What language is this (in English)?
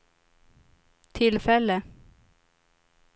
Swedish